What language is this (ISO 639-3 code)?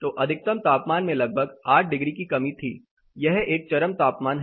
hin